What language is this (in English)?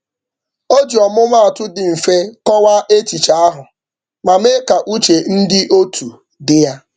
Igbo